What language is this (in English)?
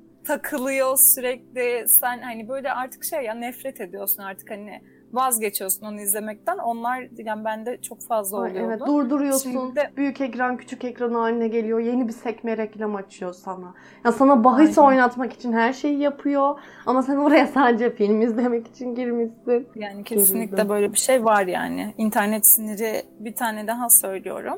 Turkish